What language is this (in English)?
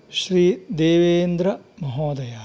Sanskrit